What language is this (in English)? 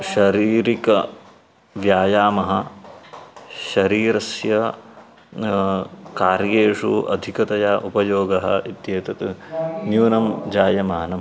Sanskrit